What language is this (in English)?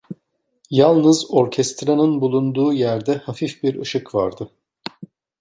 Turkish